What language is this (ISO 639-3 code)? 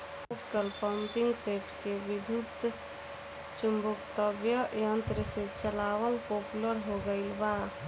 bho